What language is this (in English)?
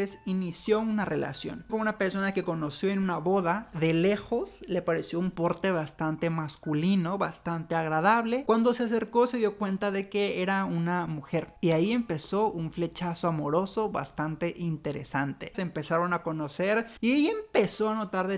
Spanish